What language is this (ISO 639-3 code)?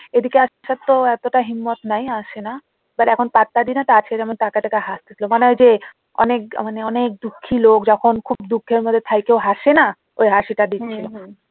ben